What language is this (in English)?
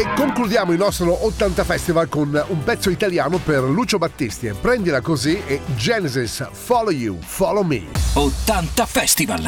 Italian